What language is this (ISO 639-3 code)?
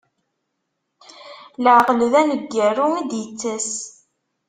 kab